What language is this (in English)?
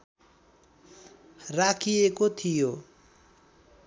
Nepali